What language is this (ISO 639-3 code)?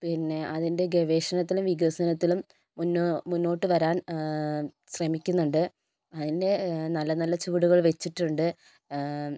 mal